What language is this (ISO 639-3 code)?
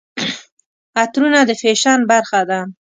pus